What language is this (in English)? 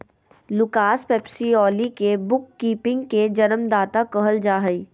Magahi